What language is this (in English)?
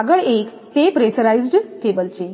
Gujarati